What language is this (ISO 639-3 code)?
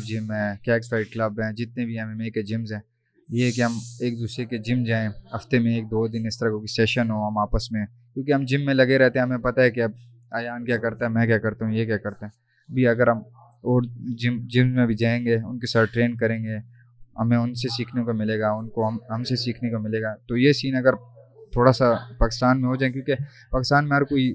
urd